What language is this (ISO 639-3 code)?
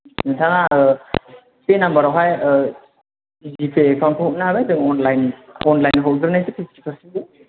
brx